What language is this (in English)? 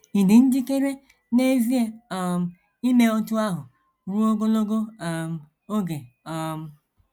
Igbo